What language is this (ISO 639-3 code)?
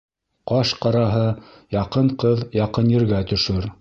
bak